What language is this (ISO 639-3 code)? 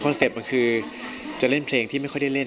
tha